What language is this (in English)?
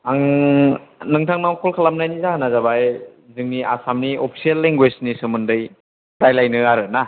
Bodo